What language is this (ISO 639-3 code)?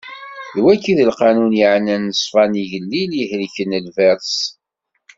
kab